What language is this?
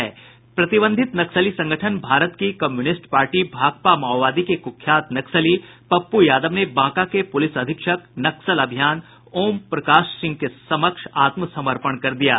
Hindi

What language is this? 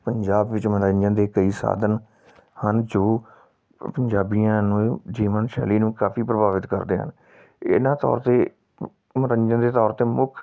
Punjabi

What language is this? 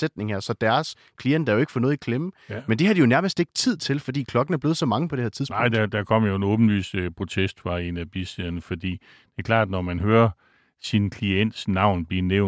Danish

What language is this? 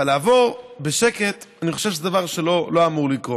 Hebrew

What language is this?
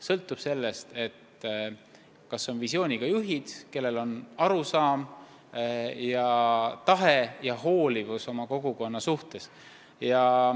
Estonian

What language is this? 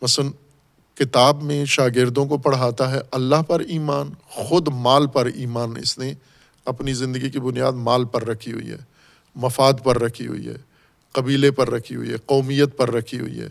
Urdu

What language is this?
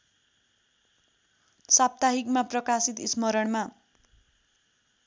Nepali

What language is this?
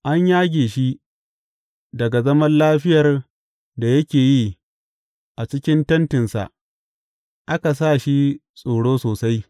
Hausa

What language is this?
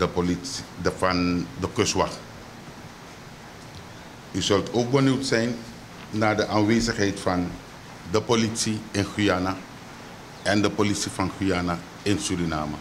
Dutch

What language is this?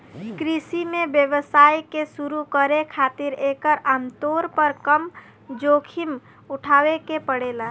Bhojpuri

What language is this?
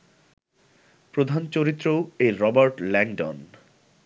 Bangla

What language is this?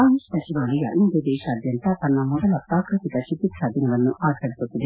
Kannada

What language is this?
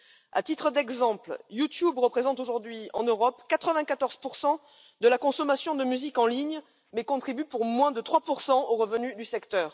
French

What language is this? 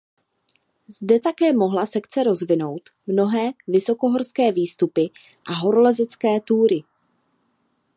Czech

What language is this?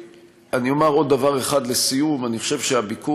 Hebrew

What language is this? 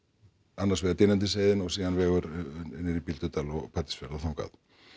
Icelandic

